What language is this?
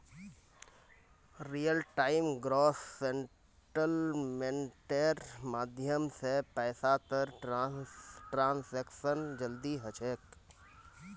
Magahi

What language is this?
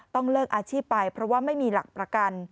Thai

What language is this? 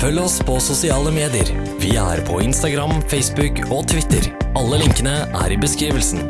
Norwegian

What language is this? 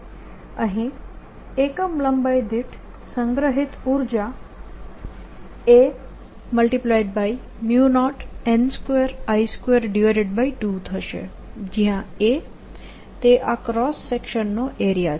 Gujarati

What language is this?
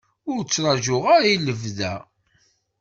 Kabyle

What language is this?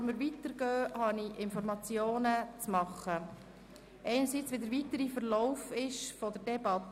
Swiss German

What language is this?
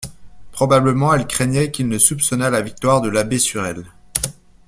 French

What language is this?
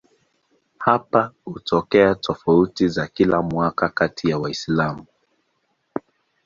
Swahili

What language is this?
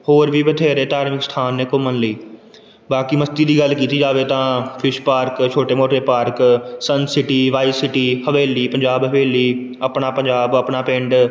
Punjabi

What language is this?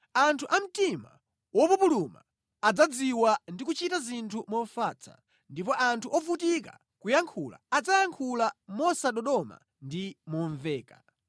Nyanja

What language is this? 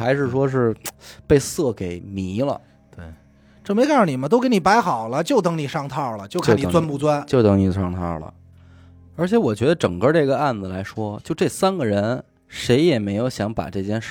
Chinese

